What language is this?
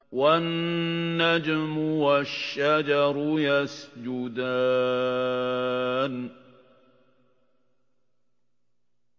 Arabic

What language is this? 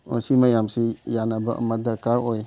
Manipuri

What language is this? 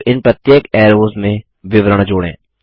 Hindi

